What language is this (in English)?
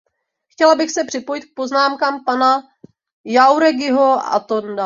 Czech